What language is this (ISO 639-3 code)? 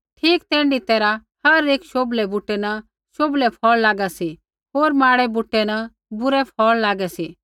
kfx